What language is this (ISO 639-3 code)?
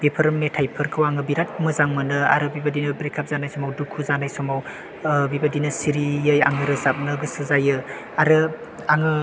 brx